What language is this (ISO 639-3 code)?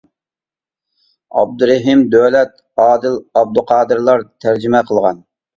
uig